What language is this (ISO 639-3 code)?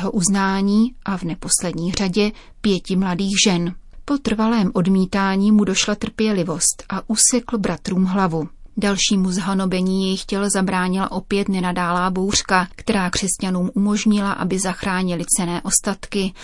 ces